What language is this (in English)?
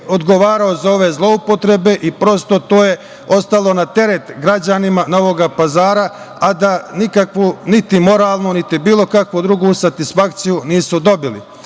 Serbian